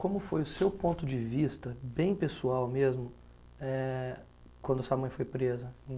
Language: Portuguese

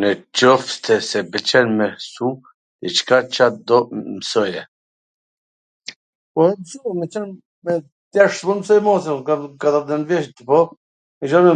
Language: Gheg Albanian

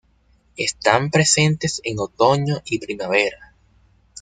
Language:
Spanish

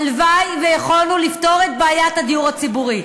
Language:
Hebrew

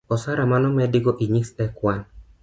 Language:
Luo (Kenya and Tanzania)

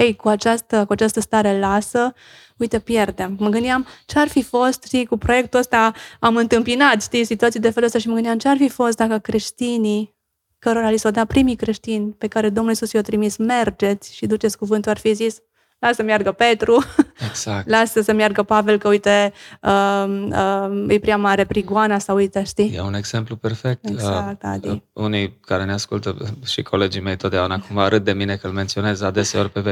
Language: Romanian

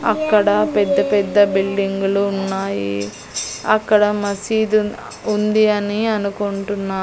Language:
Telugu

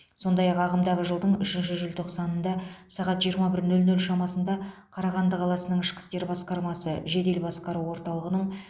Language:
Kazakh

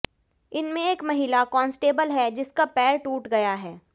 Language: Hindi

